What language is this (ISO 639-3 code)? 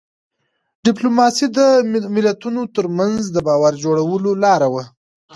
pus